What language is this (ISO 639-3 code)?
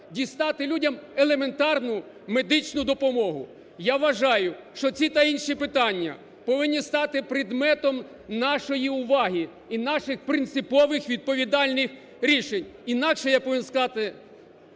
ukr